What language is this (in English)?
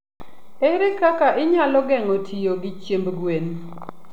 Luo (Kenya and Tanzania)